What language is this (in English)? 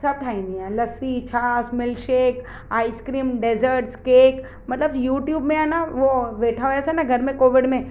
Sindhi